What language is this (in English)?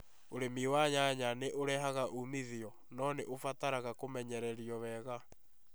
Kikuyu